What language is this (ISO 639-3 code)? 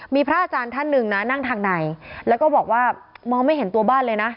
tha